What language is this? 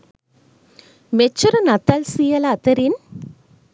Sinhala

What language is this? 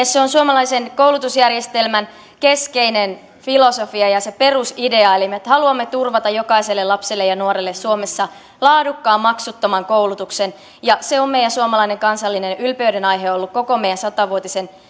Finnish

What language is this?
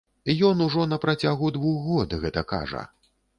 Belarusian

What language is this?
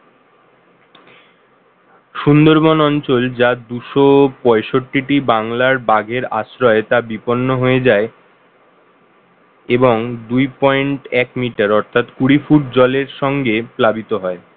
Bangla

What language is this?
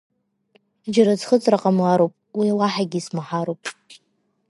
Abkhazian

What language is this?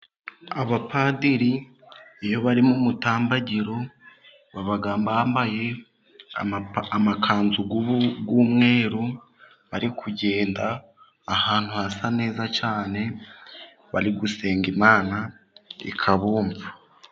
Kinyarwanda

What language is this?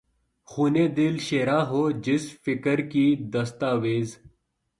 Urdu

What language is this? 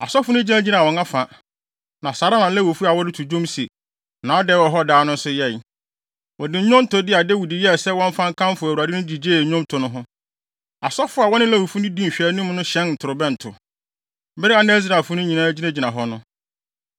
Akan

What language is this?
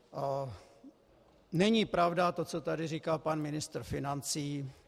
Czech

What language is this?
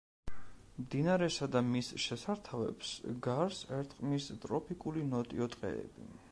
Georgian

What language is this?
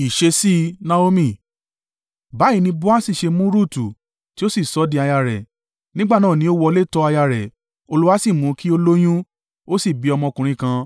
Yoruba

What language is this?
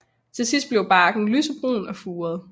Danish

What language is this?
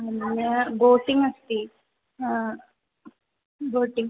Sanskrit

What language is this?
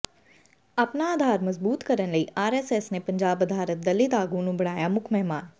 Punjabi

